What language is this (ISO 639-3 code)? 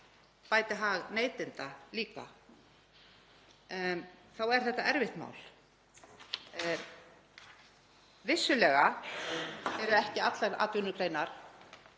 isl